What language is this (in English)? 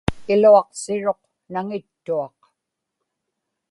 Inupiaq